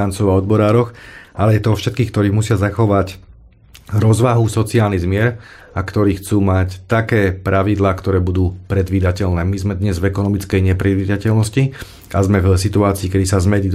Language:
Slovak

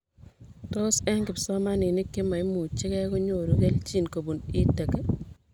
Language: Kalenjin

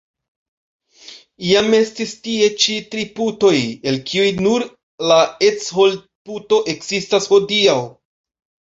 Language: Esperanto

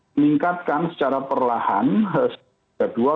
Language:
Indonesian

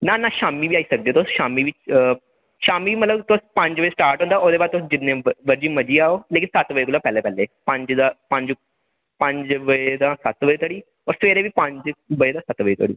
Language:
Dogri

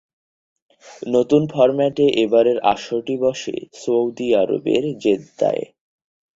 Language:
Bangla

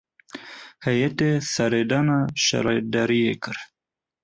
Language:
Kurdish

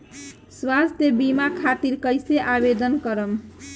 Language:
Bhojpuri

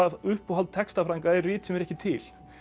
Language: Icelandic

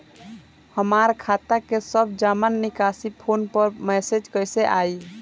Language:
Bhojpuri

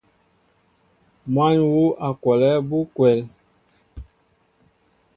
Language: Mbo (Cameroon)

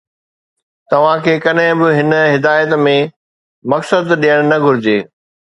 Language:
Sindhi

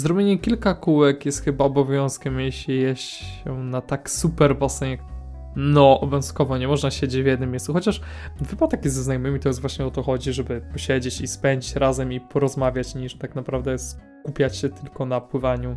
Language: Polish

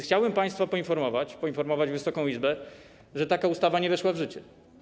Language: Polish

